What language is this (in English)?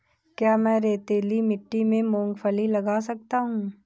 Hindi